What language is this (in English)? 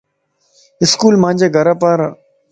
Lasi